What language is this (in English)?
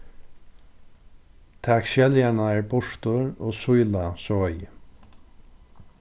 Faroese